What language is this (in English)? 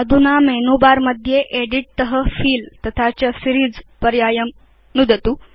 Sanskrit